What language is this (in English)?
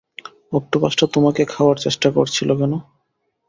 Bangla